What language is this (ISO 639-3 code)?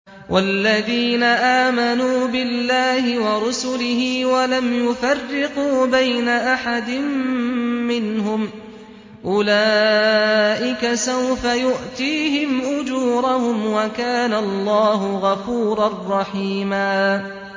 ara